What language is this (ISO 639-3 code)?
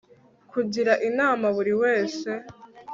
kin